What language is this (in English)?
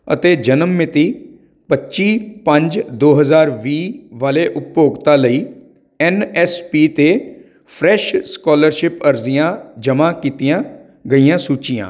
Punjabi